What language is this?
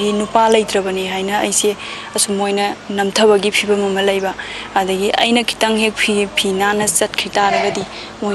Thai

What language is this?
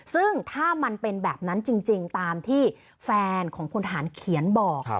Thai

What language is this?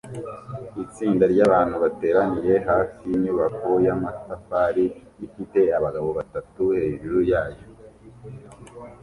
Kinyarwanda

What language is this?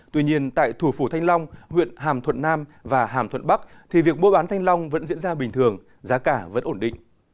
Vietnamese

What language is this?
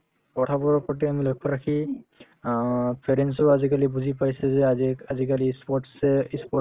Assamese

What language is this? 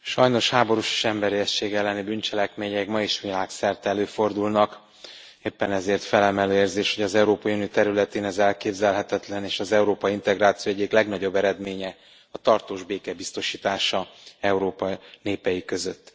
Hungarian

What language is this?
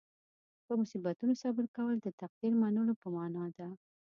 Pashto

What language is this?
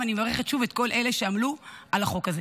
Hebrew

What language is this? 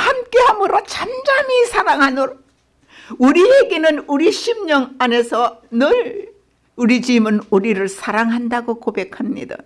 Korean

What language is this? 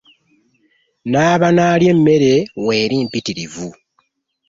Ganda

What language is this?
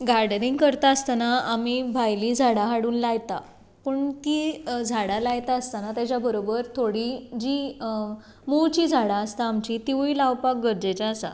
Konkani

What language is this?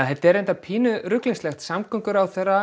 Icelandic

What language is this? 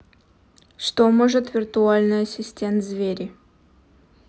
Russian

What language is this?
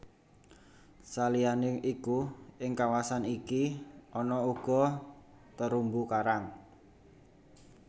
Javanese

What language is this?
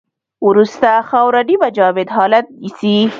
Pashto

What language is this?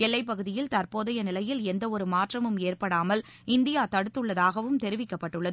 Tamil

